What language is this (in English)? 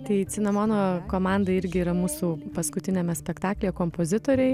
Lithuanian